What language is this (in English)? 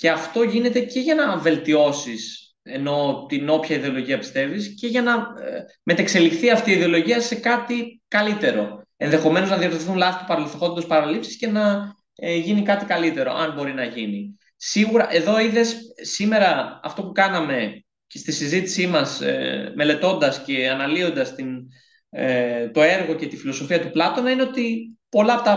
Greek